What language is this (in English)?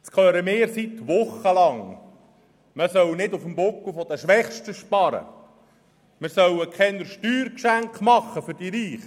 Swiss German